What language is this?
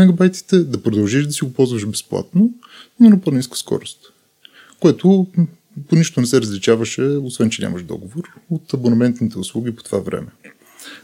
Bulgarian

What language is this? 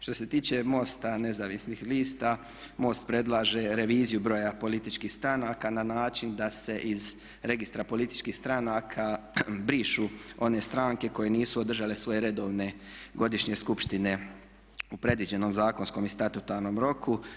Croatian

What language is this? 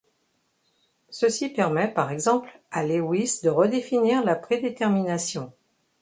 French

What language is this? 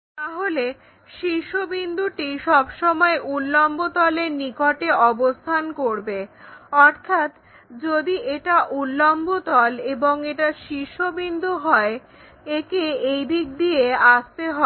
Bangla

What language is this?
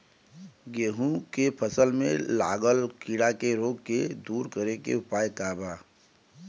Bhojpuri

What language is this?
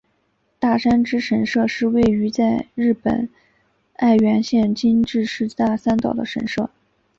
Chinese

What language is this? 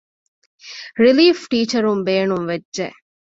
Divehi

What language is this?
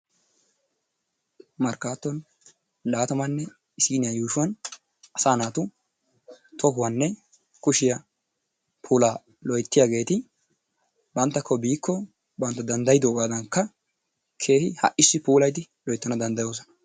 Wolaytta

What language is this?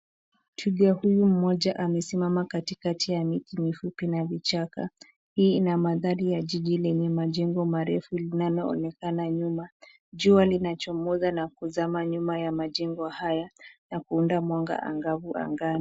Swahili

